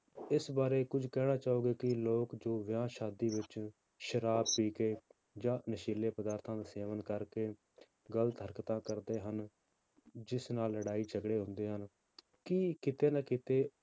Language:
Punjabi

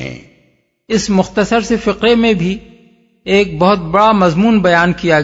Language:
Urdu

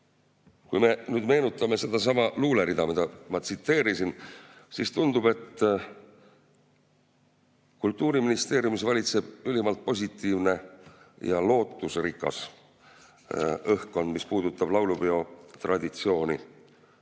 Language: Estonian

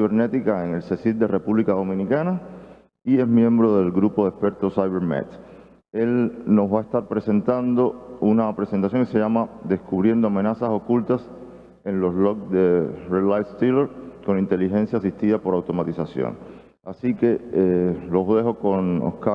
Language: Spanish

